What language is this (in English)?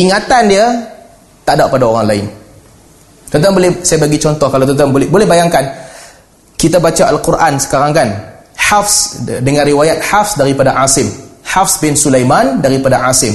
Malay